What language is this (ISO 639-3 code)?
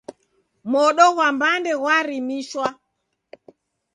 dav